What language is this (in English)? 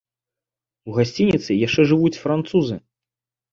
Belarusian